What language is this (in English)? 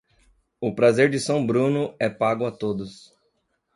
Portuguese